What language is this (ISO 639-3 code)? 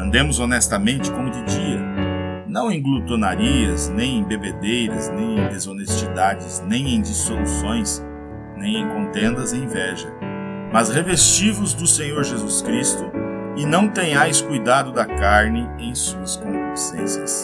por